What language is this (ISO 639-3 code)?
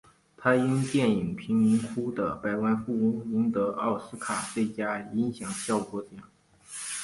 zho